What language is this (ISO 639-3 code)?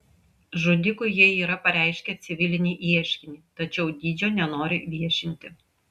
lit